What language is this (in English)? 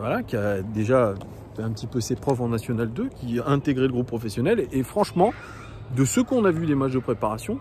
French